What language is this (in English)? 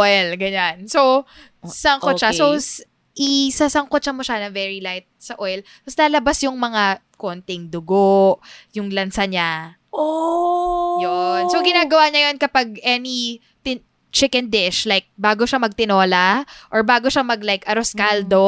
Filipino